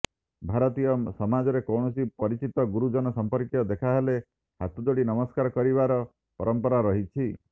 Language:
Odia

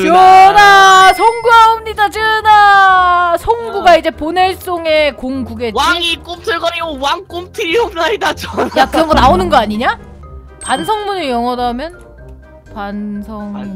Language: Korean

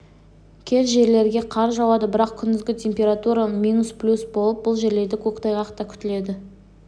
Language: Kazakh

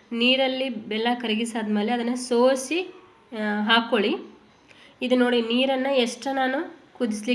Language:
Kannada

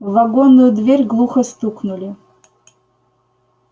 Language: Russian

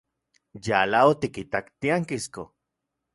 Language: Central Puebla Nahuatl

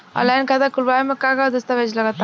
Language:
Bhojpuri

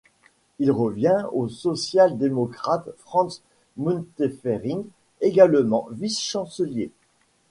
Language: French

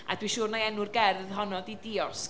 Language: Welsh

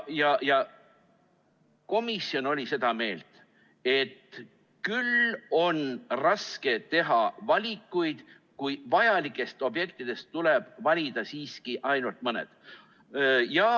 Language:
Estonian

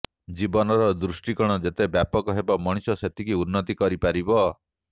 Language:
Odia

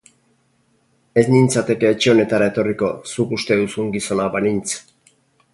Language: Basque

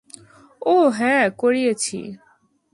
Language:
Bangla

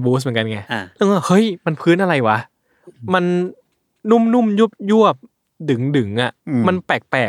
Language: Thai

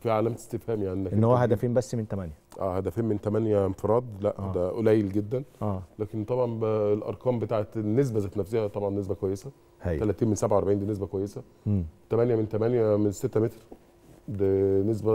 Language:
Arabic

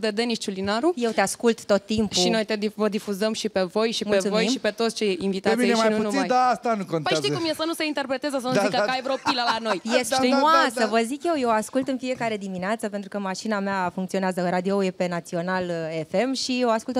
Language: Romanian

